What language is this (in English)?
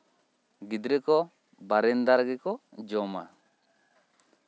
Santali